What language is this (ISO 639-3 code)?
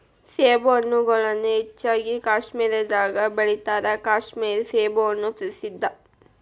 kan